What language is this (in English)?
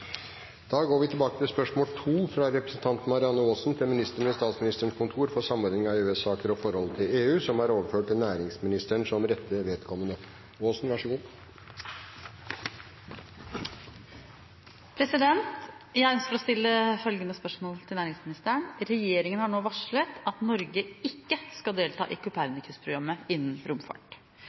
Norwegian